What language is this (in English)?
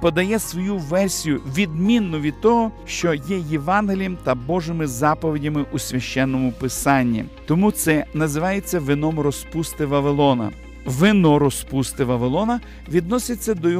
Ukrainian